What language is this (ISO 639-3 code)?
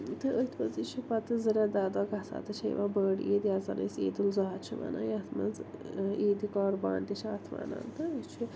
kas